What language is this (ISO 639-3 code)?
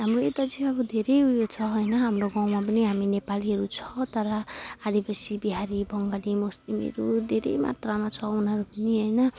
nep